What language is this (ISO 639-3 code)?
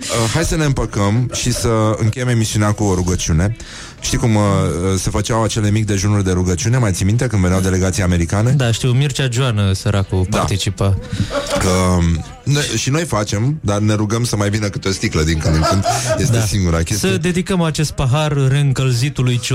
ron